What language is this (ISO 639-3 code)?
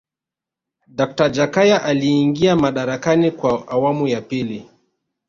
swa